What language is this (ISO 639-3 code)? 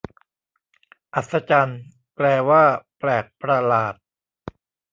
tha